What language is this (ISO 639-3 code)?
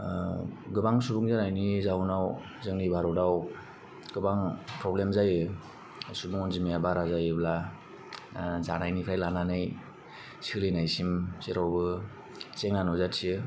brx